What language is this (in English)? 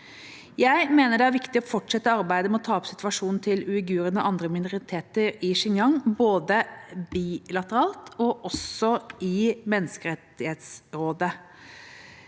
Norwegian